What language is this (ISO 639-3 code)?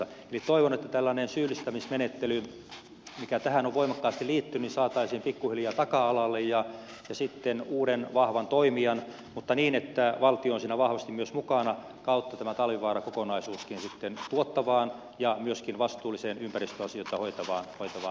fin